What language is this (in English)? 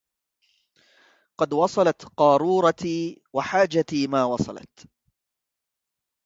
Arabic